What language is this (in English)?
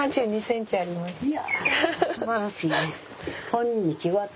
Japanese